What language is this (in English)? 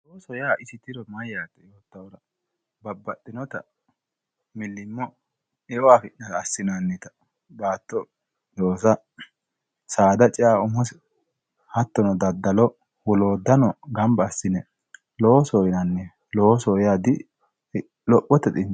Sidamo